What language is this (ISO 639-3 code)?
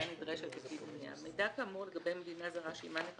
heb